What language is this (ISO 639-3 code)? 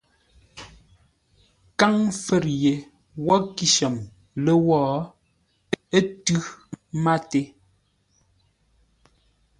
nla